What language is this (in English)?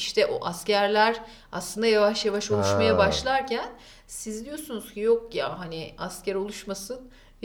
Turkish